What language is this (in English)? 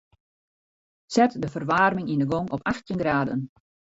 Western Frisian